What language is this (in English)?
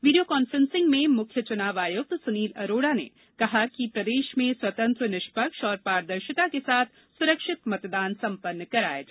Hindi